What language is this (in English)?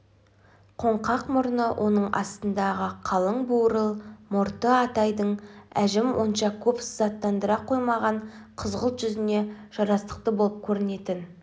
Kazakh